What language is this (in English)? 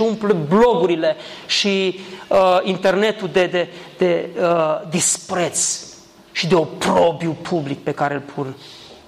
Romanian